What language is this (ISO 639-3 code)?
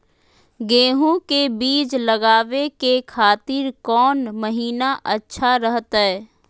mag